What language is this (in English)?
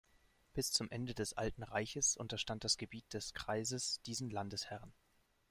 German